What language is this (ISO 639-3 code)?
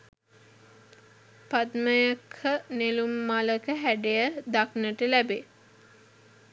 sin